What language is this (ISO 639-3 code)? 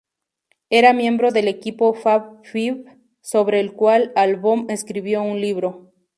spa